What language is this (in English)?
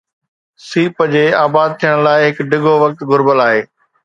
Sindhi